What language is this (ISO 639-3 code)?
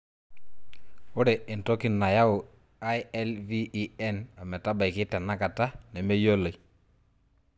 mas